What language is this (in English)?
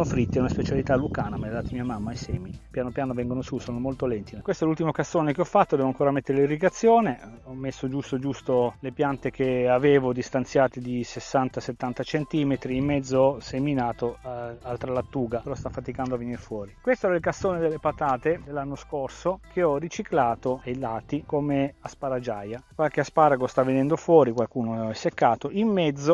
Italian